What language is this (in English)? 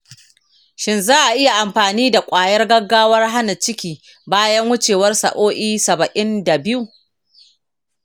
Hausa